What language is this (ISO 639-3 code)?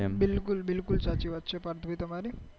guj